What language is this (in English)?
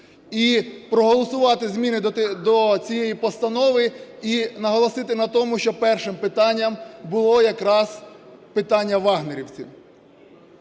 Ukrainian